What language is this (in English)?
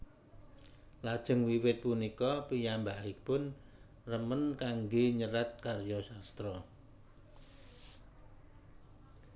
Javanese